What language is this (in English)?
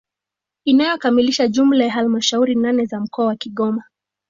Swahili